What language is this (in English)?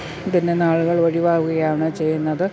Malayalam